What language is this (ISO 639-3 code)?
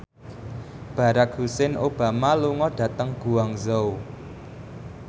jav